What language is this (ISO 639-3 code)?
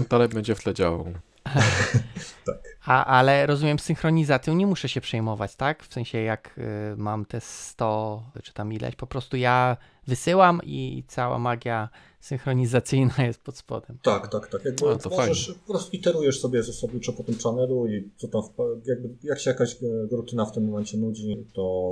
pol